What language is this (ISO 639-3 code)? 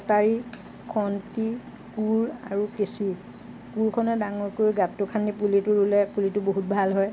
asm